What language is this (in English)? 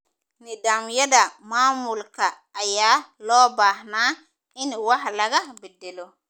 Somali